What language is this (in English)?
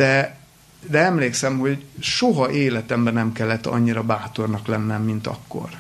Hungarian